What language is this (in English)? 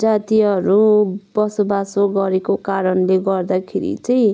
Nepali